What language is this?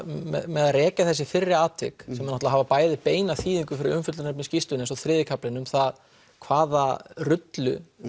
Icelandic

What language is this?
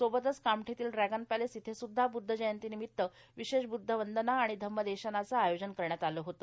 Marathi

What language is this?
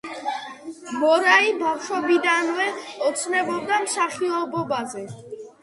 Georgian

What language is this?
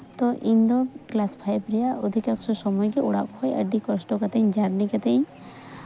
Santali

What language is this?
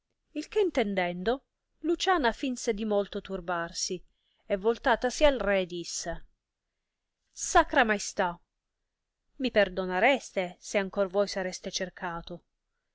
Italian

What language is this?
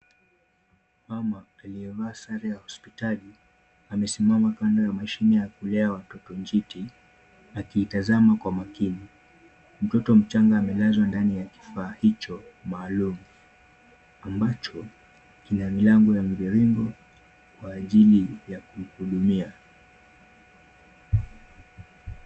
Swahili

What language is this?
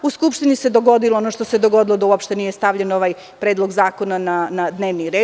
Serbian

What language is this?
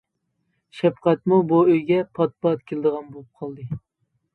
Uyghur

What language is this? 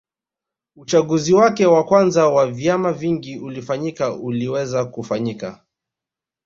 Swahili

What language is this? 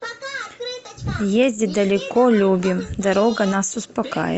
Russian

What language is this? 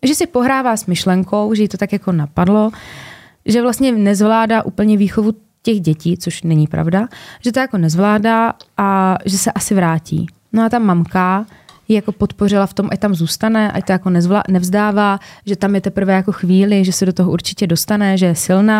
Czech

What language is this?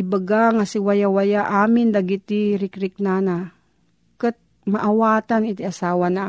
Filipino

